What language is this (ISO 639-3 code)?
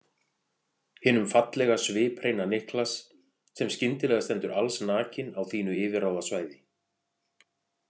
isl